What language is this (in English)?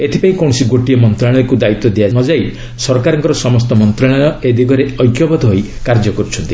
Odia